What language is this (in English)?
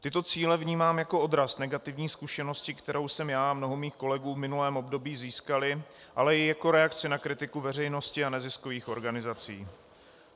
Czech